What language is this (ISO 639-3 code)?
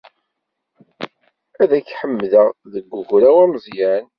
kab